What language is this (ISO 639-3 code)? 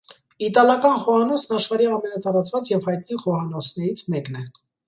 hye